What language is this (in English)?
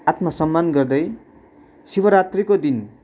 Nepali